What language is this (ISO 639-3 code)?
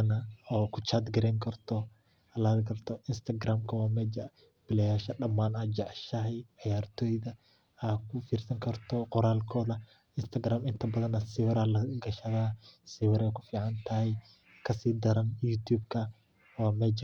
som